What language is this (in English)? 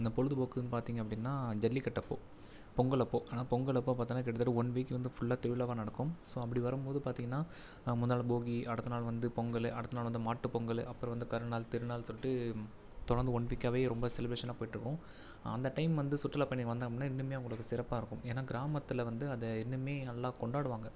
Tamil